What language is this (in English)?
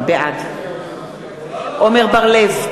Hebrew